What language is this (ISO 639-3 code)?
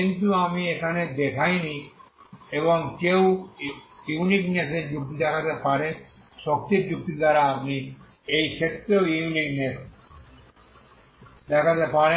ben